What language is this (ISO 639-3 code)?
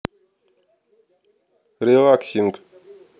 rus